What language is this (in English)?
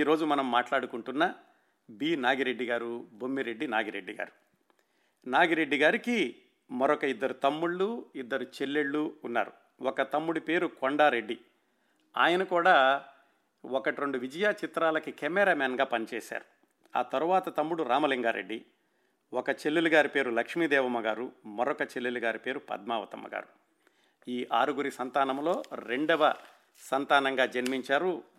Telugu